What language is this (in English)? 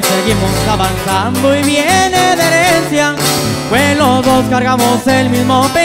Spanish